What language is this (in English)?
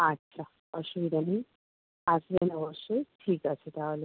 Bangla